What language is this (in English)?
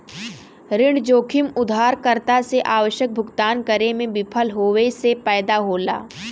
Bhojpuri